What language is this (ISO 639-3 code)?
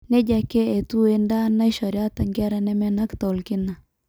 mas